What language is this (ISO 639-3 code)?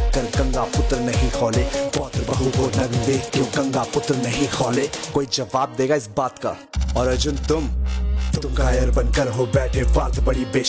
hin